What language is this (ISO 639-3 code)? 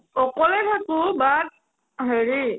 asm